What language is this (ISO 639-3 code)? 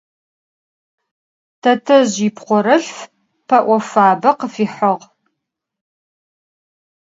ady